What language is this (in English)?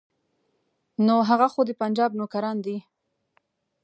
Pashto